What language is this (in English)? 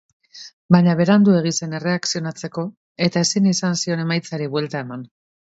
Basque